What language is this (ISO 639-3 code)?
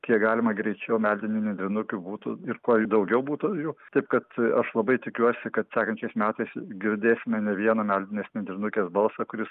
lit